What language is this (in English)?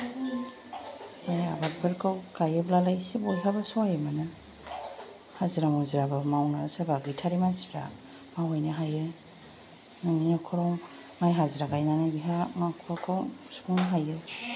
Bodo